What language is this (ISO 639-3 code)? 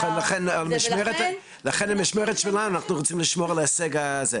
heb